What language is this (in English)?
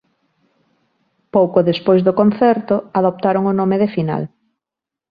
Galician